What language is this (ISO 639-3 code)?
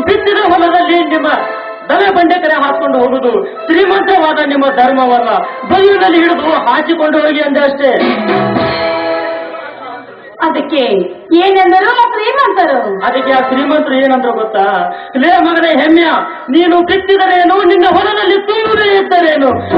ara